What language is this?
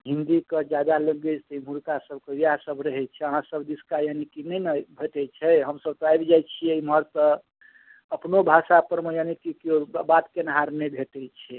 Maithili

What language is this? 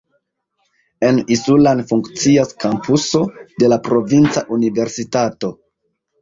Esperanto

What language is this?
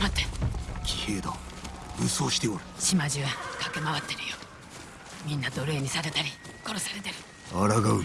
Japanese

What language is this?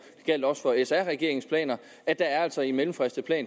Danish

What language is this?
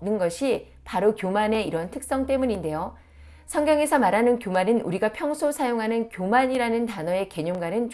Korean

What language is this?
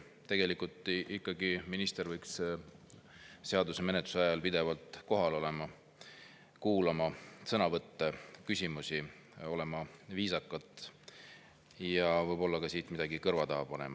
Estonian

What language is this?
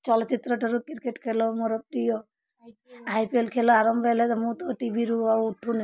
Odia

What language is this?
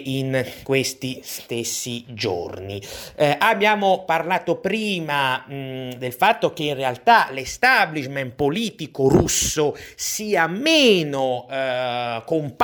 Italian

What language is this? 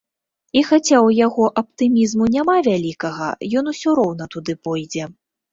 Belarusian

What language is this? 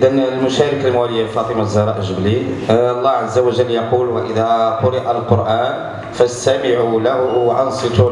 Arabic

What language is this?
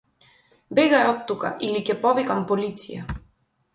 Macedonian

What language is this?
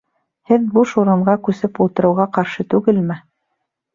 Bashkir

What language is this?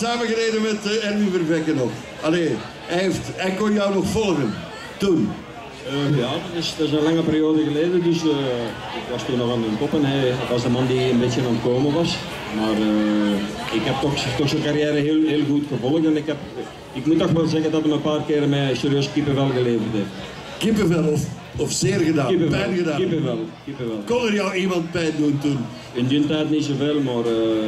Dutch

